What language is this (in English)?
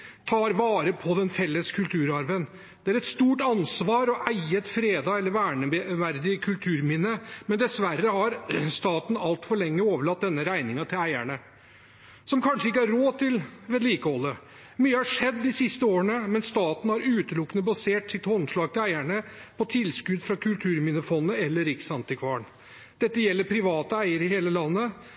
Norwegian Bokmål